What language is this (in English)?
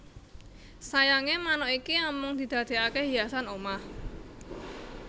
Javanese